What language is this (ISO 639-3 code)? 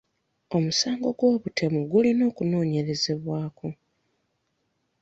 lug